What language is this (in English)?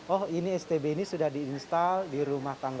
Indonesian